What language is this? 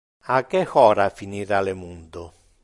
Interlingua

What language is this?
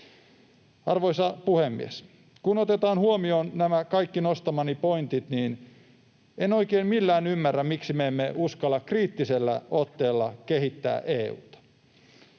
Finnish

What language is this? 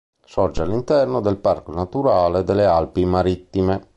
Italian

